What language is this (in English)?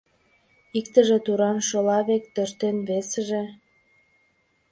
Mari